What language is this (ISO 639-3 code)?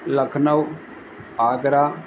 snd